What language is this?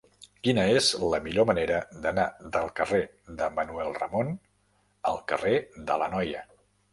Catalan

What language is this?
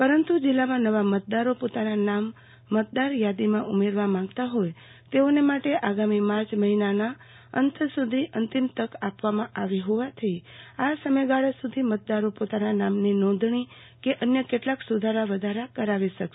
Gujarati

